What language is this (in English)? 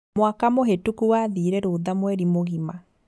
Kikuyu